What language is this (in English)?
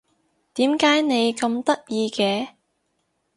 Cantonese